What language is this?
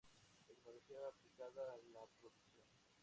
Spanish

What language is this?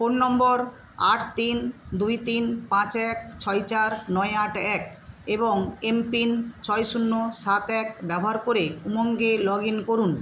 Bangla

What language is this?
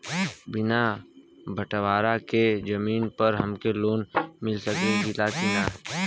Bhojpuri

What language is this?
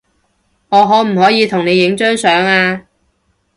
Cantonese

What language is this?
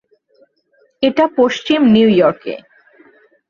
Bangla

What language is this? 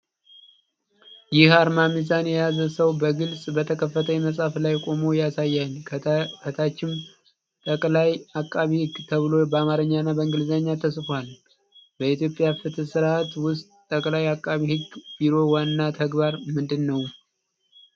Amharic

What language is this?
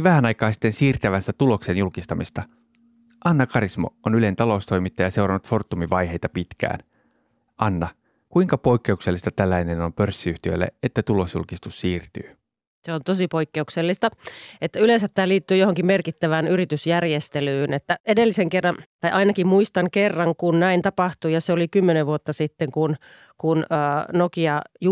Finnish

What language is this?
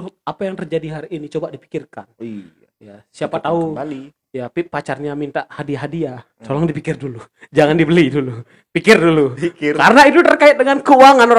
Indonesian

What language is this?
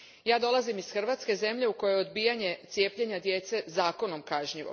Croatian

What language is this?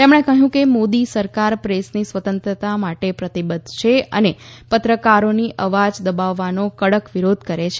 Gujarati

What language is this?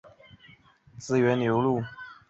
Chinese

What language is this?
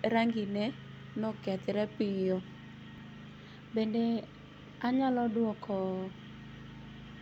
Luo (Kenya and Tanzania)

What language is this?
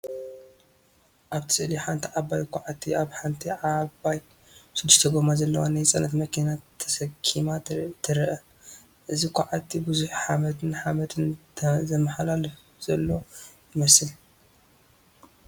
Tigrinya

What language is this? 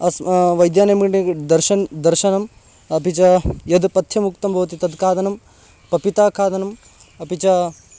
Sanskrit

